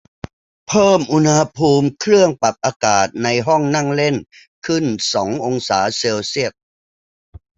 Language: Thai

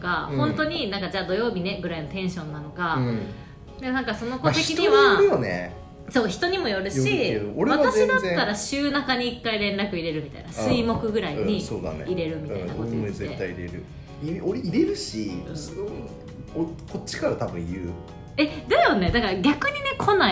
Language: Japanese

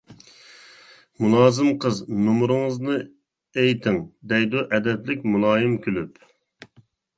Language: Uyghur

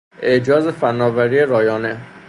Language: Persian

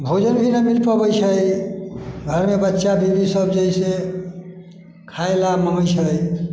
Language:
Maithili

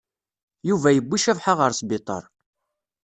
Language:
Kabyle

